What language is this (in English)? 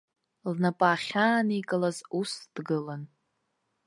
Abkhazian